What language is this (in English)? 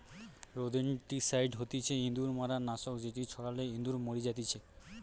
Bangla